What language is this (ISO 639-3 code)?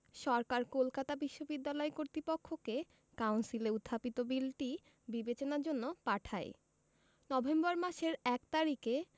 ben